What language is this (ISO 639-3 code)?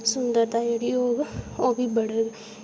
doi